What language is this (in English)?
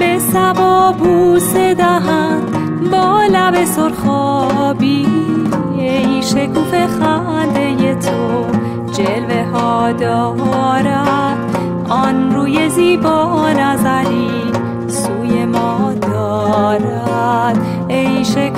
Persian